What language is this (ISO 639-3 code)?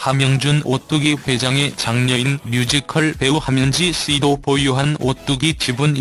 kor